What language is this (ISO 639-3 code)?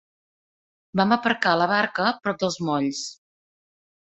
cat